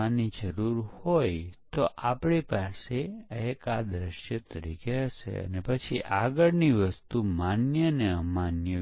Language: Gujarati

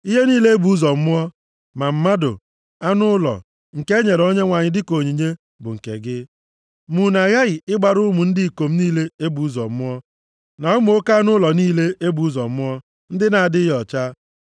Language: Igbo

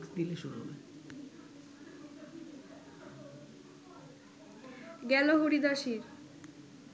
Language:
Bangla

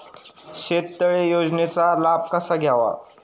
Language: Marathi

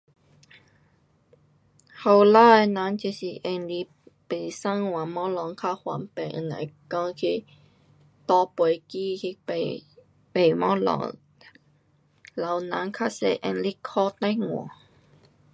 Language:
Pu-Xian Chinese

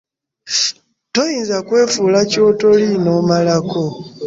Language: Ganda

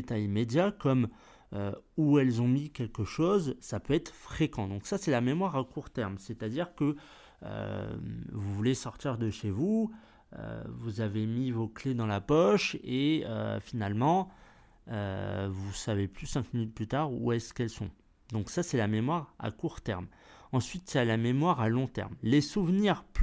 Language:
French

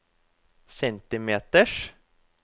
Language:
Norwegian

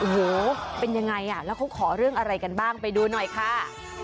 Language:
Thai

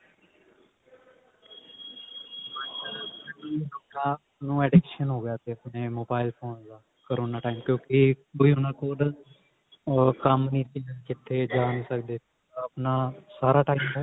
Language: Punjabi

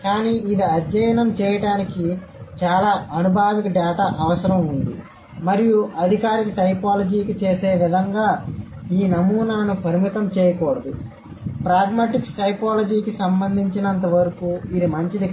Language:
Telugu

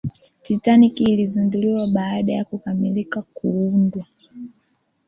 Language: Swahili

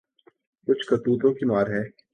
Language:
Urdu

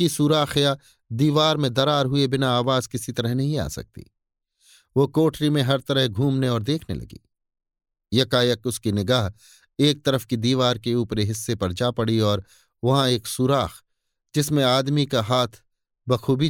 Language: Hindi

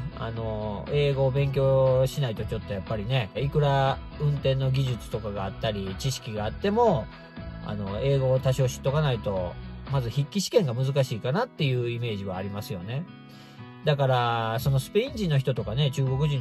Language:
Japanese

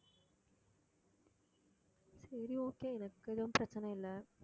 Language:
Tamil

